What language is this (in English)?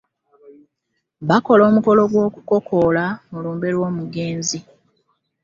Ganda